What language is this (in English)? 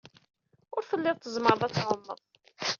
Kabyle